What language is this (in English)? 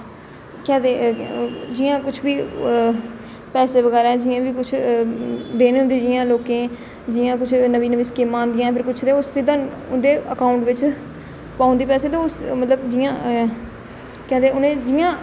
Dogri